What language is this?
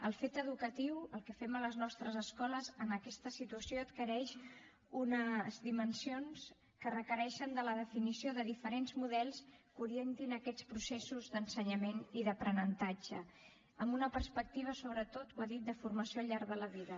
Catalan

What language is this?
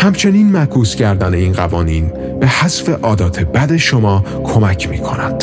Persian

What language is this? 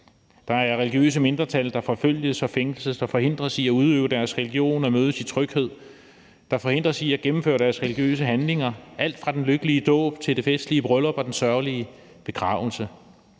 Danish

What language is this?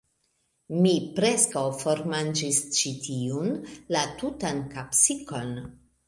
Esperanto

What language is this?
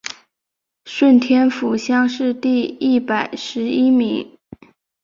Chinese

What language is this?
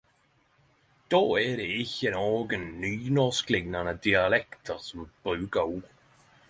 Norwegian Nynorsk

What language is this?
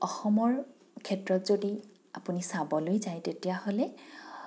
Assamese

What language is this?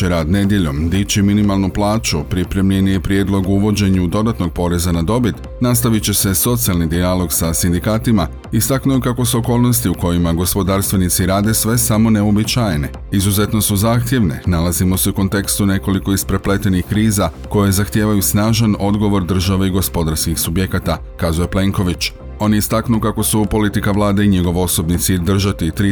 Croatian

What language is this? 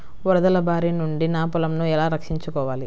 Telugu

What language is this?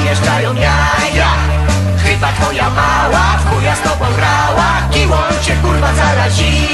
Polish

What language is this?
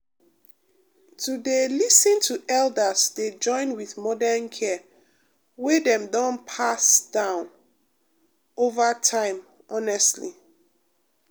Nigerian Pidgin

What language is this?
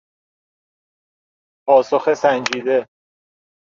Persian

